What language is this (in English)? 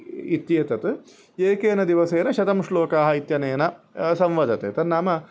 Sanskrit